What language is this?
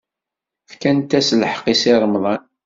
Kabyle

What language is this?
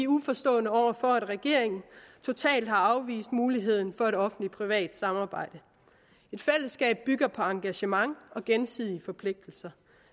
Danish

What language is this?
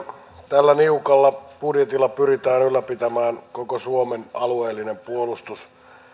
Finnish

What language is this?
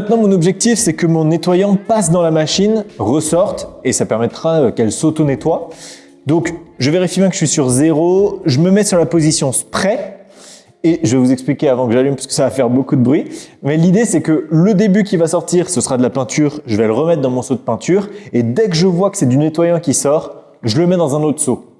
French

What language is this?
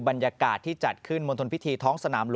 Thai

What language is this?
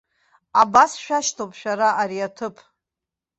Abkhazian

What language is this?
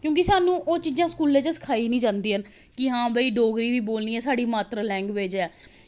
Dogri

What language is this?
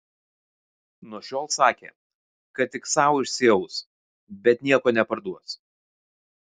Lithuanian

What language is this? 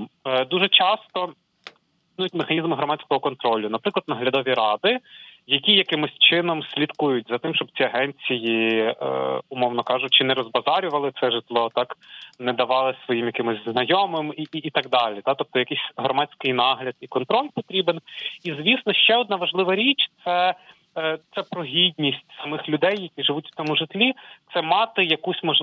Ukrainian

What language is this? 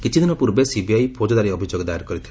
Odia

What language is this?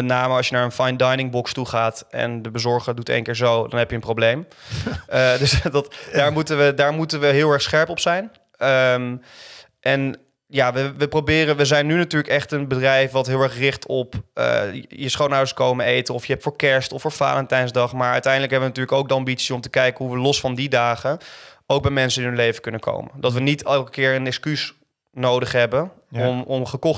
Dutch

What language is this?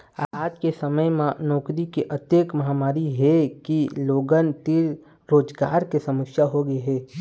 Chhattisgarhi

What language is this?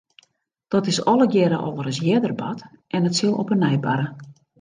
Western Frisian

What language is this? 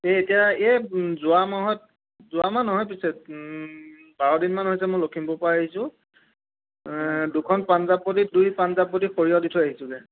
Assamese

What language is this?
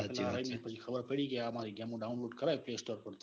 Gujarati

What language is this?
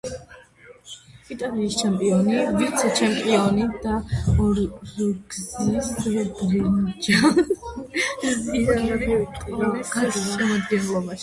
Georgian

